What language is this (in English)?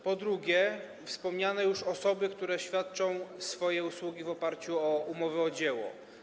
Polish